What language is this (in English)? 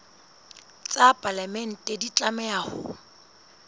Southern Sotho